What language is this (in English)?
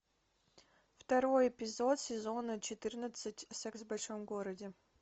Russian